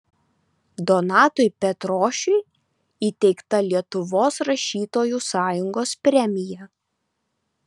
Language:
Lithuanian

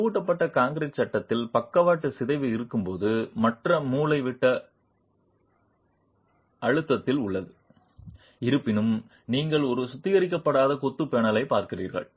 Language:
Tamil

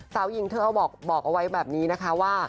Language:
Thai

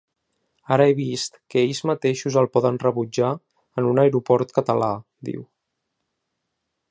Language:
Catalan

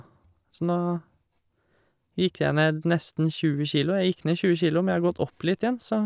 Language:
Norwegian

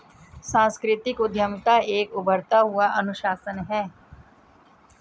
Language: Hindi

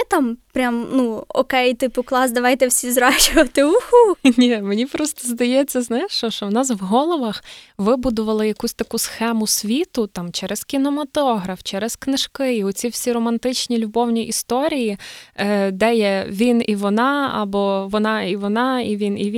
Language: Ukrainian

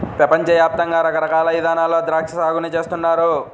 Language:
Telugu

